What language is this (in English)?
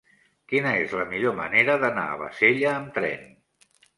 Catalan